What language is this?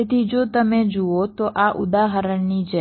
Gujarati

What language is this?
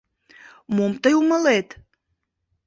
Mari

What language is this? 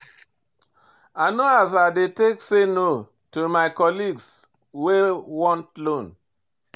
Nigerian Pidgin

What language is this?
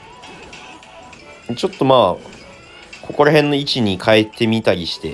Japanese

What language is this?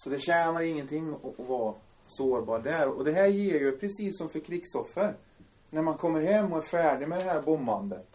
Swedish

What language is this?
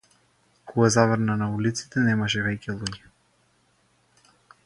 Macedonian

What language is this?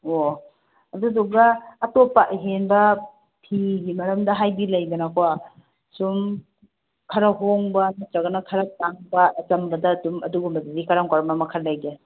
Manipuri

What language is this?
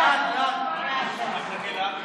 Hebrew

